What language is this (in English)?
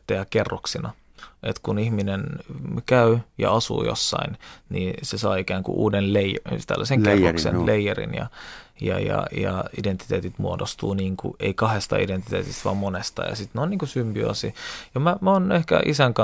Finnish